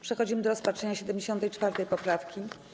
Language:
Polish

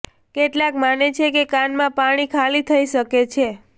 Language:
Gujarati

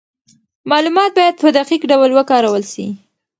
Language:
Pashto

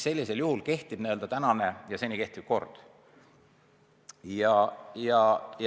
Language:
Estonian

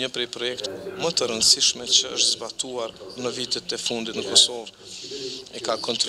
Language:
Romanian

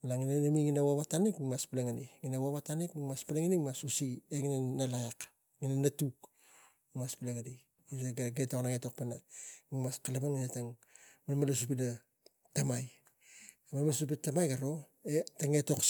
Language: Tigak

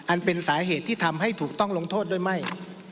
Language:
Thai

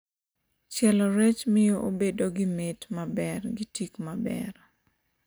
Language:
Luo (Kenya and Tanzania)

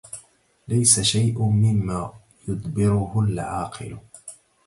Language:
Arabic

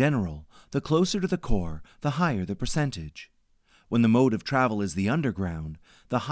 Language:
English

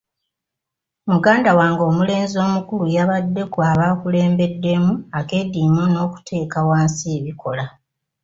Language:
Ganda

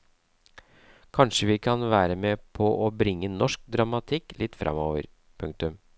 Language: Norwegian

